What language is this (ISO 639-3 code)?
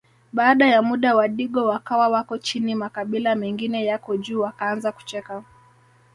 swa